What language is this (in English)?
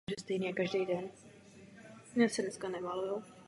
Czech